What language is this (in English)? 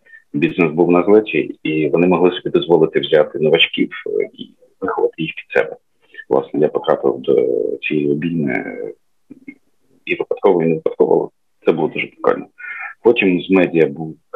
Ukrainian